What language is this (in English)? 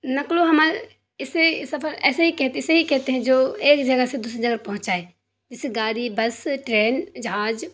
Urdu